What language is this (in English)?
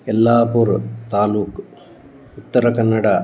Sanskrit